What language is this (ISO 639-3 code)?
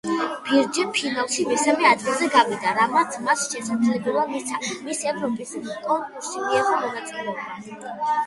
kat